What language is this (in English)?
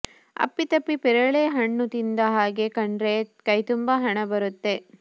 Kannada